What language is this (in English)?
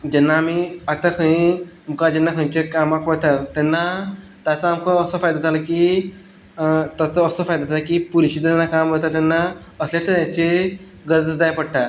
Konkani